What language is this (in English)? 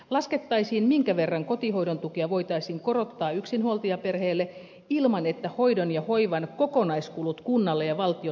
Finnish